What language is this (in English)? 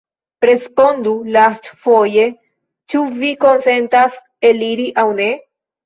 Esperanto